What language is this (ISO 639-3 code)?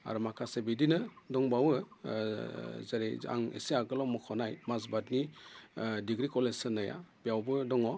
brx